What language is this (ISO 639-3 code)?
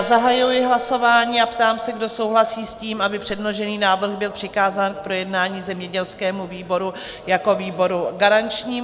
ces